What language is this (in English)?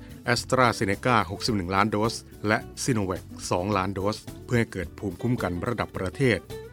Thai